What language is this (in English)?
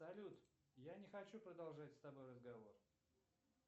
Russian